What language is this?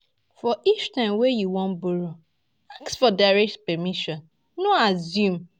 Nigerian Pidgin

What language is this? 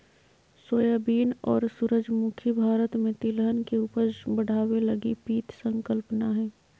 Magahi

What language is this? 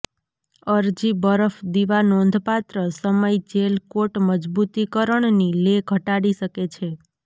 Gujarati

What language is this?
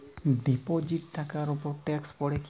Bangla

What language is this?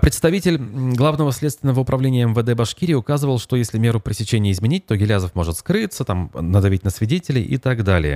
Russian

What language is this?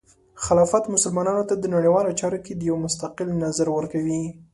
Pashto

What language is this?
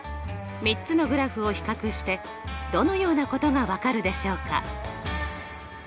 Japanese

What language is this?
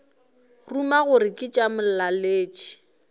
Northern Sotho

